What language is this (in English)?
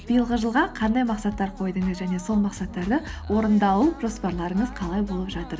Kazakh